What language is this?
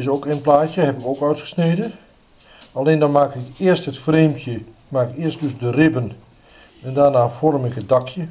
Dutch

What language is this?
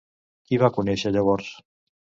Catalan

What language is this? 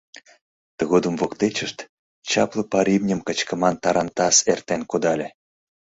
Mari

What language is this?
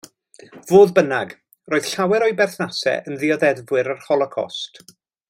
Welsh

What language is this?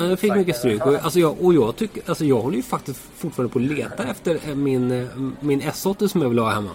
Swedish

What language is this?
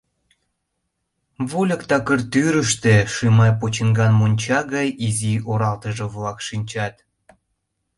Mari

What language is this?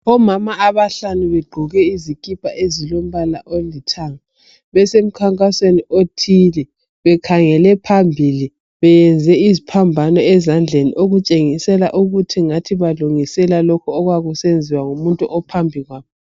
North Ndebele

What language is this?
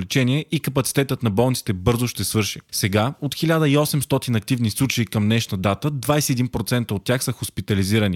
Bulgarian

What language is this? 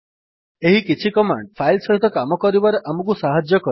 Odia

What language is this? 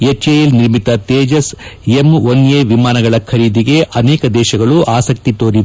Kannada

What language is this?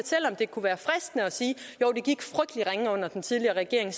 Danish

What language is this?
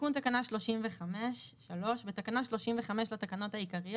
Hebrew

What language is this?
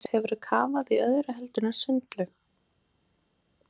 Icelandic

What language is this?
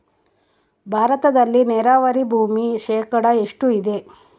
Kannada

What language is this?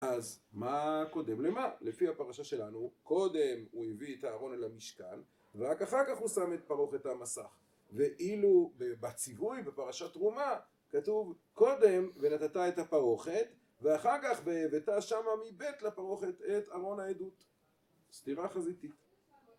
Hebrew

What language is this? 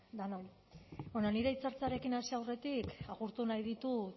Basque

